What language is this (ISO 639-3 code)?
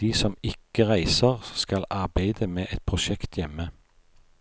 nor